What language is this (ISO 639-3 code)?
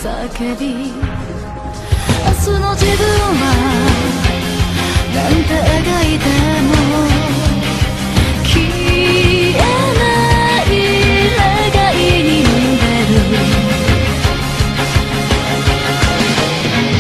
kor